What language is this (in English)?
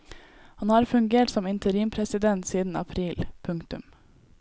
Norwegian